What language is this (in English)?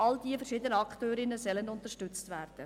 Swiss German